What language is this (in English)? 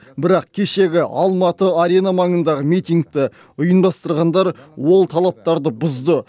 Kazakh